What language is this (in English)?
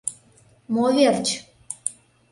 Mari